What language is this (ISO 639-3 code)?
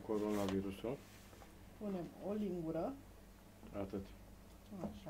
ron